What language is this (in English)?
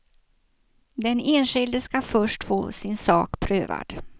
Swedish